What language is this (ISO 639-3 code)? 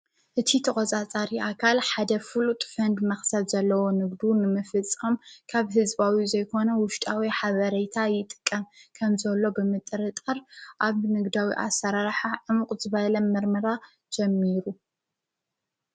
tir